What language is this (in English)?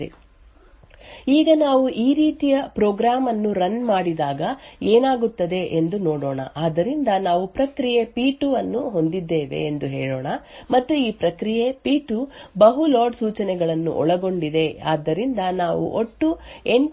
Kannada